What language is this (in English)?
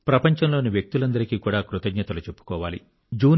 Telugu